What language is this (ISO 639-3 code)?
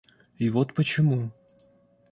rus